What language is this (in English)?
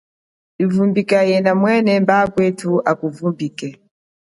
Chokwe